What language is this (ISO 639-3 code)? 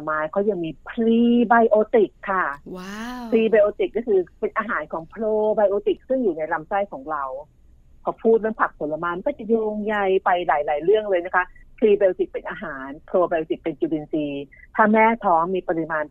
tha